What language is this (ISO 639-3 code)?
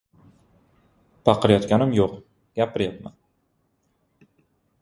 uzb